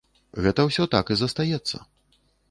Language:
Belarusian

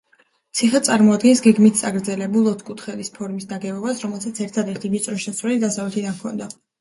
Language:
Georgian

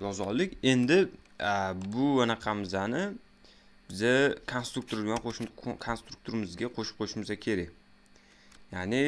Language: Uzbek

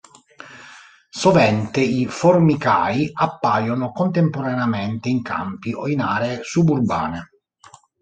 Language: Italian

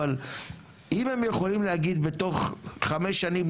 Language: Hebrew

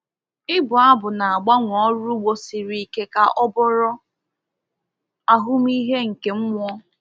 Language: Igbo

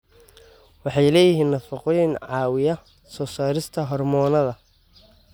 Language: Somali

